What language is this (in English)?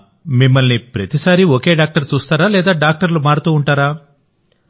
Telugu